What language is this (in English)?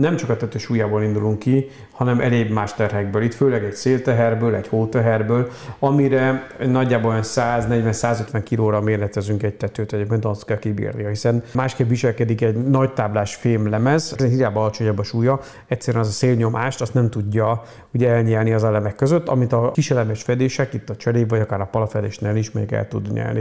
Hungarian